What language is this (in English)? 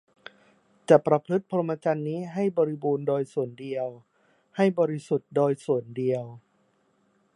Thai